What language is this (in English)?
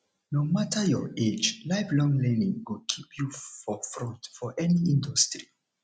Nigerian Pidgin